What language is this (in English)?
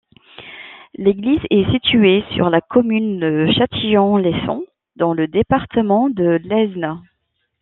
French